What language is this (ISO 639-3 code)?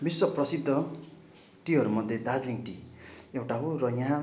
nep